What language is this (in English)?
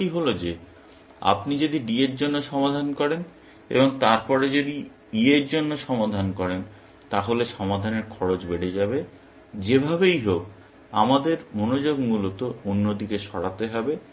Bangla